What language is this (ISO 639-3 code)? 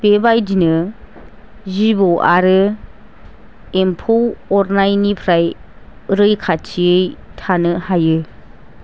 brx